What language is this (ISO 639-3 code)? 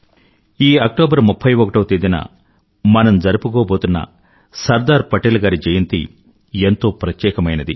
tel